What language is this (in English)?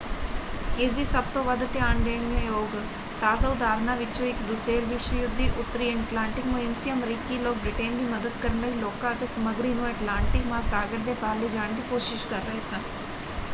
Punjabi